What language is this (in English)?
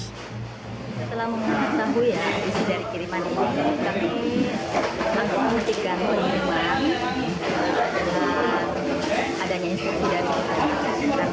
Indonesian